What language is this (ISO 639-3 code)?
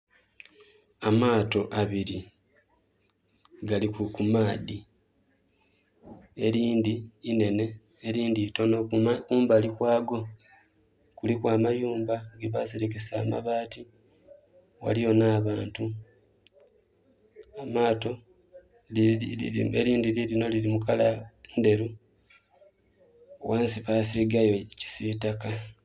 xog